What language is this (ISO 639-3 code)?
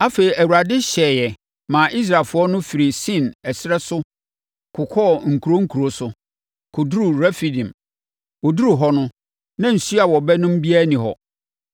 aka